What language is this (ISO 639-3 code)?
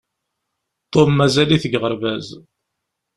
kab